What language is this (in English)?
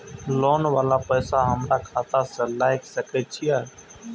Maithili